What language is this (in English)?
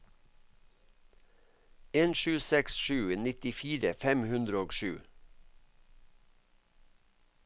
Norwegian